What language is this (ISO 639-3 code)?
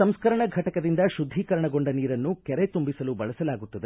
kan